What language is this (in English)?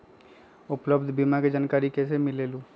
Magahi